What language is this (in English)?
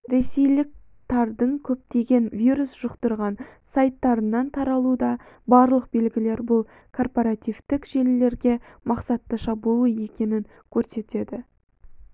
Kazakh